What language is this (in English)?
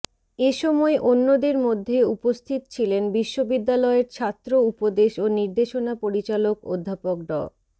Bangla